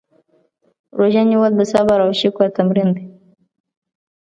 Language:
Pashto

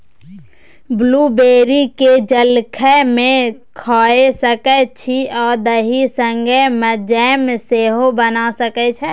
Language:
Maithili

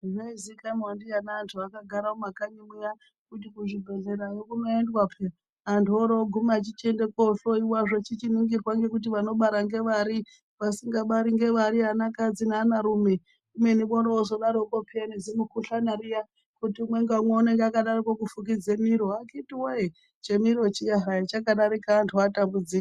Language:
Ndau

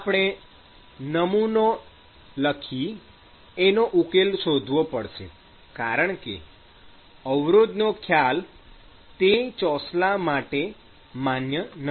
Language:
Gujarati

